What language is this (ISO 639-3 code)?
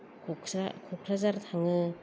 brx